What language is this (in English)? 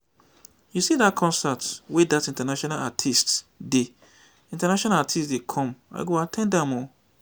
Nigerian Pidgin